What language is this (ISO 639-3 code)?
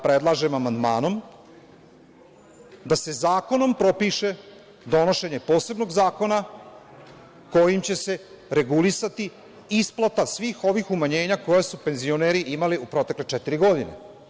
srp